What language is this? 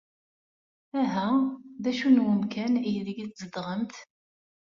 Kabyle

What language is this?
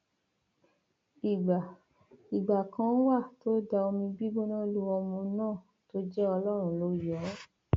Yoruba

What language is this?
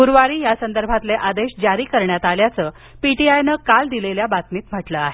Marathi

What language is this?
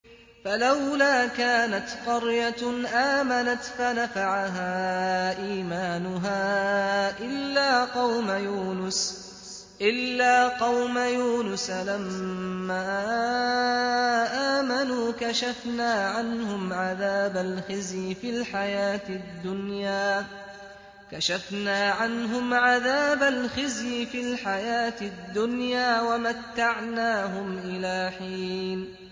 Arabic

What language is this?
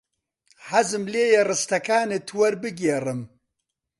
Central Kurdish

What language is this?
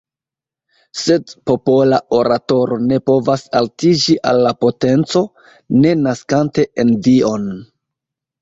Esperanto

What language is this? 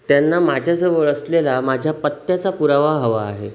Marathi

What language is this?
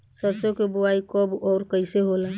Bhojpuri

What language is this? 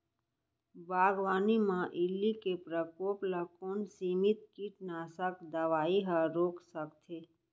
Chhattisgarhi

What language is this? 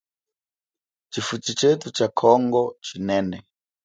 Chokwe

